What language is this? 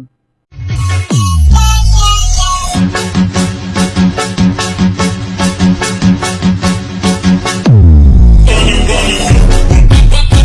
Indonesian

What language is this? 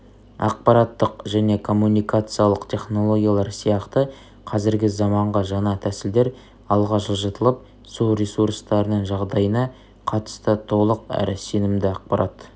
Kazakh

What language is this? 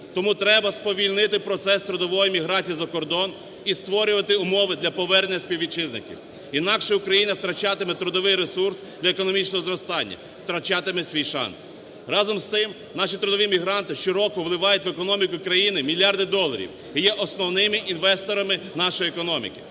Ukrainian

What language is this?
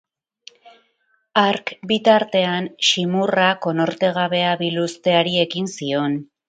Basque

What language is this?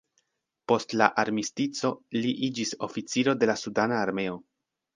Esperanto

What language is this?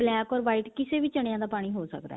Punjabi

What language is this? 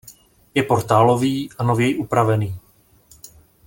Czech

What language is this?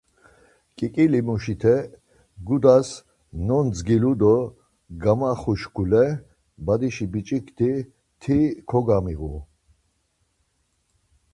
Laz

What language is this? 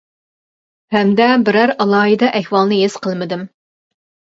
Uyghur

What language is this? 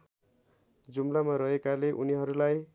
Nepali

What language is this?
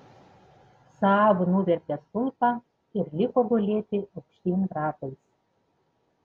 Lithuanian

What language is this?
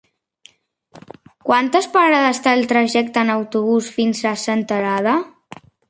Catalan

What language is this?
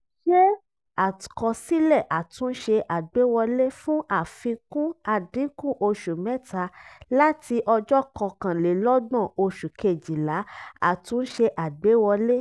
Yoruba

